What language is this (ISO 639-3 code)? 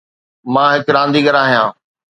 snd